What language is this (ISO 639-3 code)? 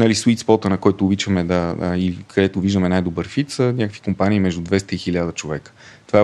bul